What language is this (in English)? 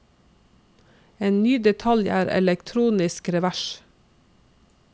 Norwegian